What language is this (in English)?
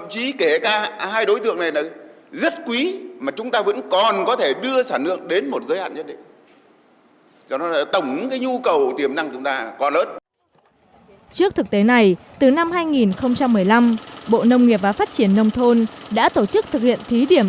Vietnamese